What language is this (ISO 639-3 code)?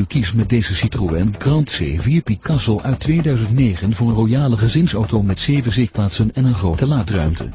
nld